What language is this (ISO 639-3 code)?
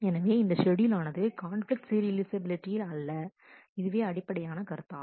tam